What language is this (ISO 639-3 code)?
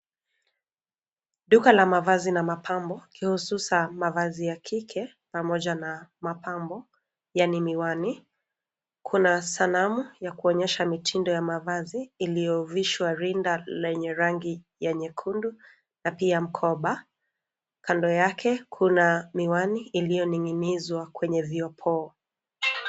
swa